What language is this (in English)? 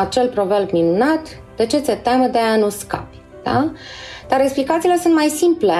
Romanian